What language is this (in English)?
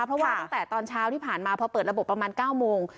Thai